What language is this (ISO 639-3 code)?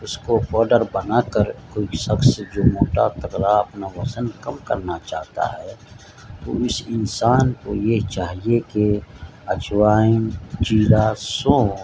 urd